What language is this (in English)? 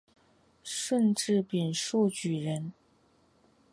Chinese